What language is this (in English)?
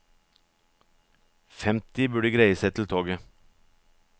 Norwegian